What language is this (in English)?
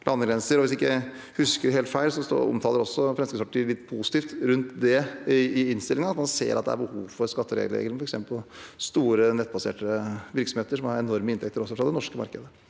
Norwegian